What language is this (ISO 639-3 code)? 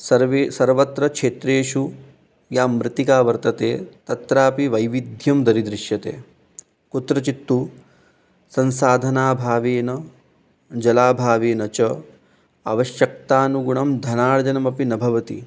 san